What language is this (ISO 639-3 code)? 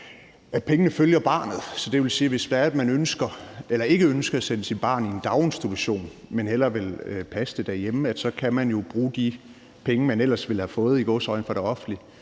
dan